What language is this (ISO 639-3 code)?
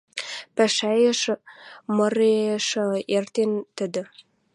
mrj